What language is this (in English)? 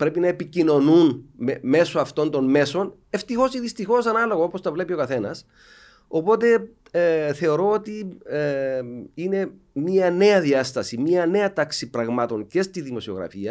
Greek